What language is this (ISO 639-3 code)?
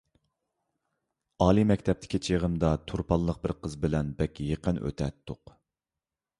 uig